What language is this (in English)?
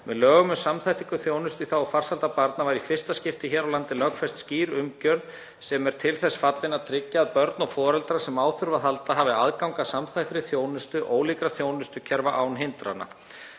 Icelandic